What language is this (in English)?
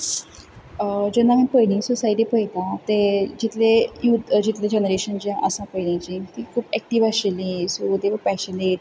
Konkani